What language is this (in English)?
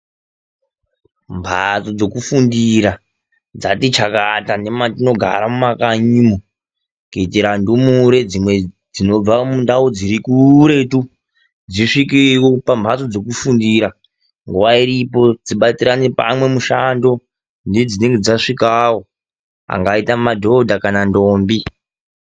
Ndau